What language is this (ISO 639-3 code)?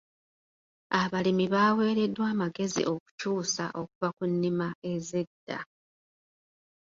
lug